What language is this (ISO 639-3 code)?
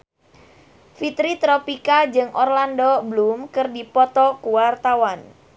sun